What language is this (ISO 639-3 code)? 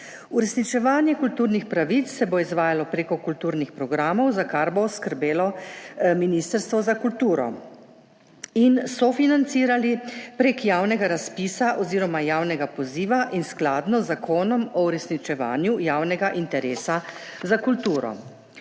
slv